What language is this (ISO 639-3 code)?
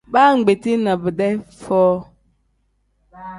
kdh